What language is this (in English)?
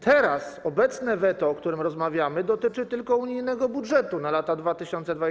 Polish